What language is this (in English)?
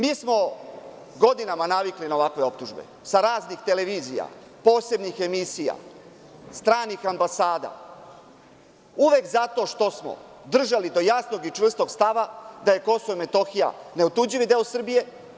Serbian